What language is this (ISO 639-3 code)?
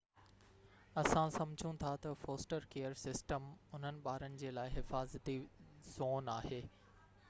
snd